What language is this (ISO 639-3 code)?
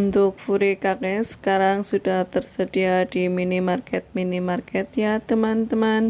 ind